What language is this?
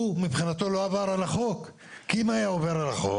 Hebrew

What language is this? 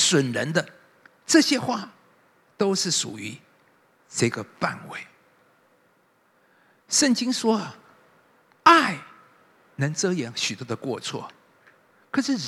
Chinese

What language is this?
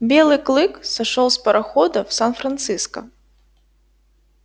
Russian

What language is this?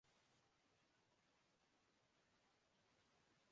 Urdu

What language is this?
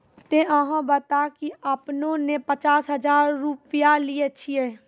Maithili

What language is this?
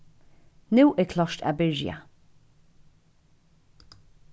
Faroese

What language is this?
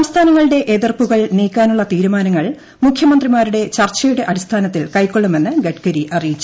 Malayalam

